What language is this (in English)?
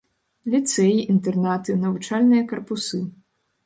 Belarusian